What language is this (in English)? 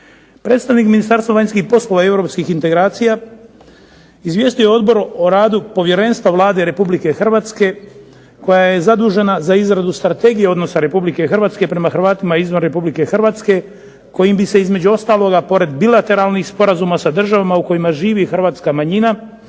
Croatian